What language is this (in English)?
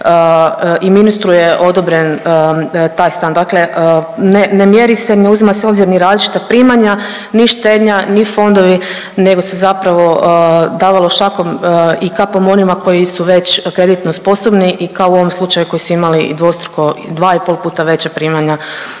Croatian